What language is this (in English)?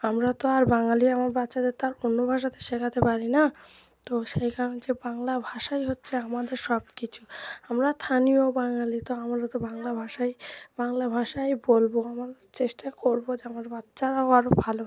Bangla